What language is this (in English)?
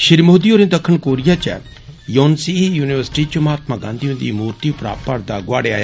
Dogri